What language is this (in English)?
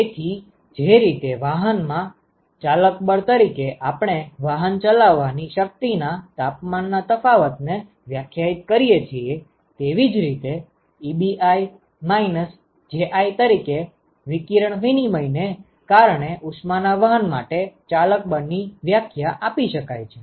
Gujarati